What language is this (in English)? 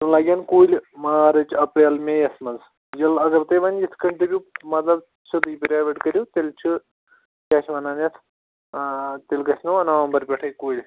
Kashmiri